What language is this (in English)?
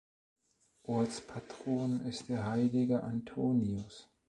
German